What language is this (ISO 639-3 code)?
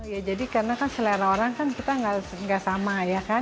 ind